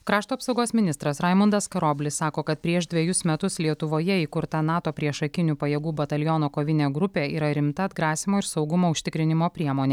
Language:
Lithuanian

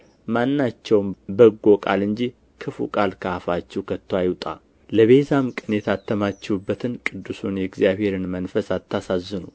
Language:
Amharic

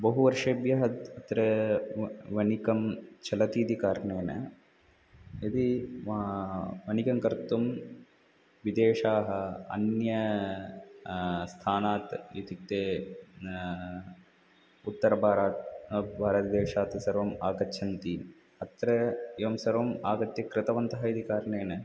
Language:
Sanskrit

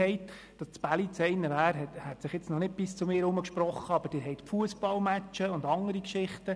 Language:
Swiss German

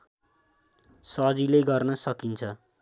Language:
Nepali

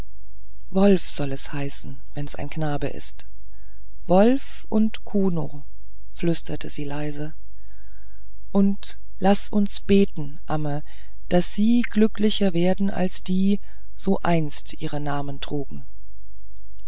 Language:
German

